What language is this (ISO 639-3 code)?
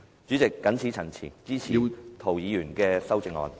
yue